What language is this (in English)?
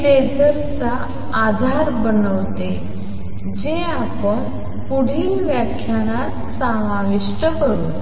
Marathi